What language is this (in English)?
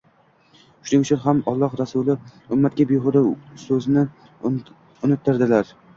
Uzbek